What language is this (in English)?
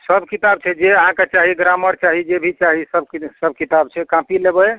Maithili